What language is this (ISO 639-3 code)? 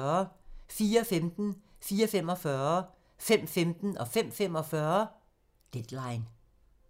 dan